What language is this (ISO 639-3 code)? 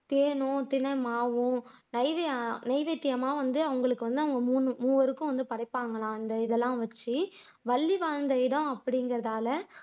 tam